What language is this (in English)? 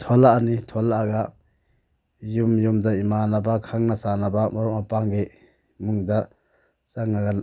Manipuri